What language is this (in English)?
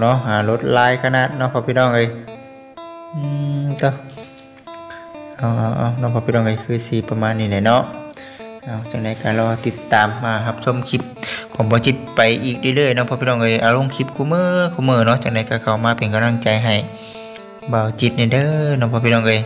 Thai